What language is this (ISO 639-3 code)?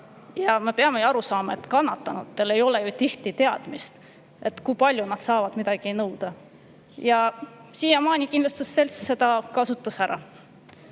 est